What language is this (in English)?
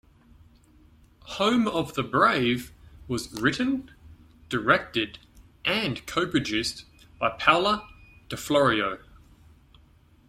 English